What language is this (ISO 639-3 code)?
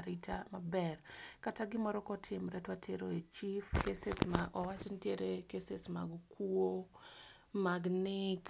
luo